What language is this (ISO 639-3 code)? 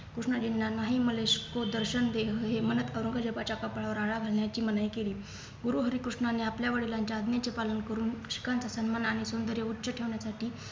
mar